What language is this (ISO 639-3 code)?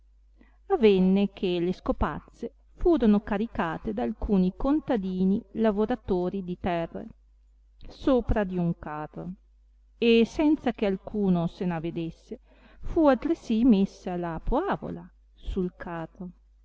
ita